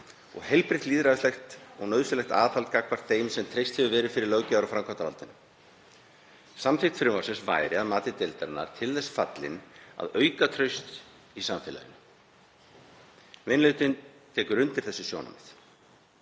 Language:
Icelandic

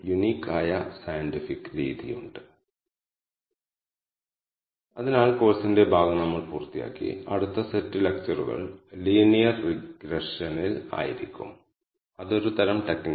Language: Malayalam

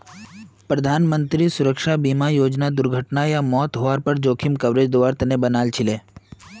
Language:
Magahi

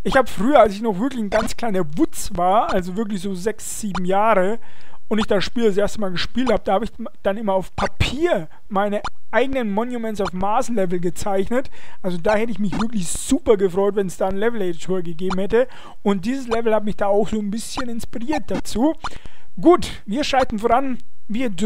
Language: German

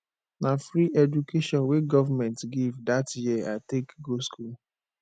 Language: Nigerian Pidgin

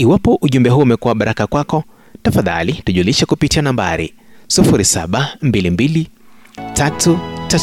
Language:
Swahili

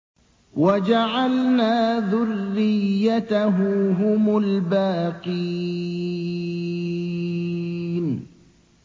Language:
Arabic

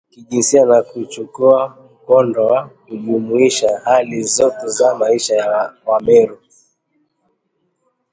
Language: Swahili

